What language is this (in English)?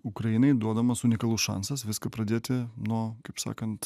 Lithuanian